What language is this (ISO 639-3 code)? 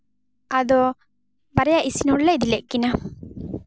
sat